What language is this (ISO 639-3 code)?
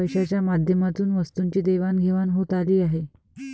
mar